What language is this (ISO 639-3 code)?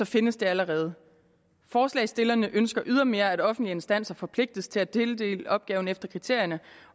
dan